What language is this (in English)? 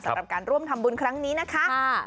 Thai